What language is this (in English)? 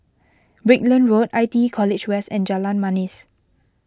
English